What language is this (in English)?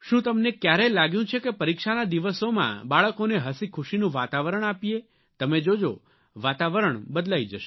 Gujarati